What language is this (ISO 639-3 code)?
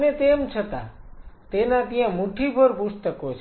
guj